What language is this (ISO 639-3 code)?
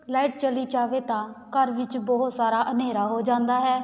pan